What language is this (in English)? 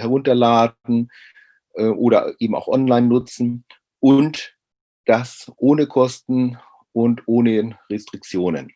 German